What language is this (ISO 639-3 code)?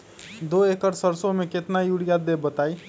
mag